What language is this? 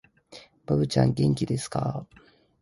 Japanese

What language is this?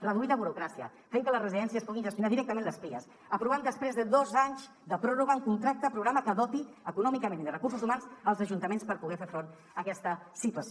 Catalan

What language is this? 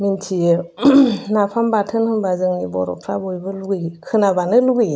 Bodo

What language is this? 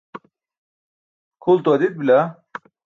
Burushaski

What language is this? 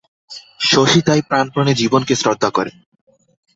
Bangla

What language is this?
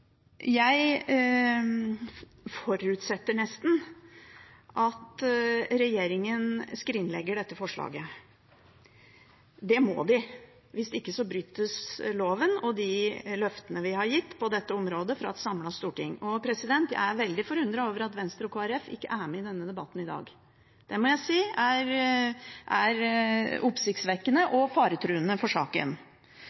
Norwegian Bokmål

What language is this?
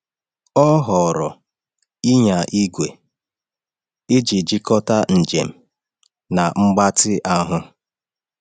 Igbo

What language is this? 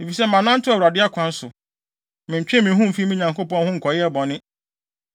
Akan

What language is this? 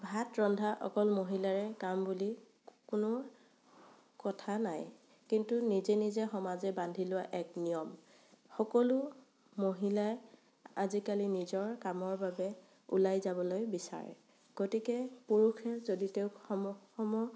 Assamese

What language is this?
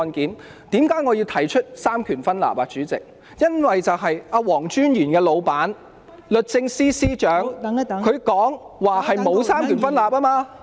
Cantonese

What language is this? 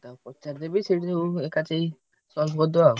Odia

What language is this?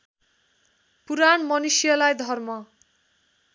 Nepali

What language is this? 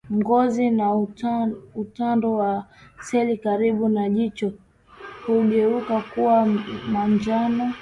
Swahili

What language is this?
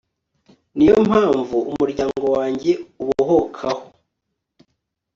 Kinyarwanda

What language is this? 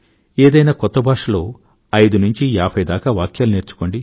Telugu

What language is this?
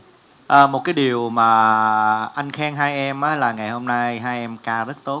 Vietnamese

